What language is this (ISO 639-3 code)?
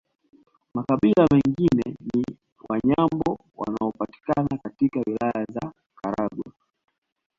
swa